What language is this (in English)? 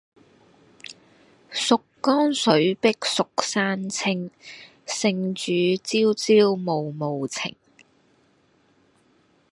Cantonese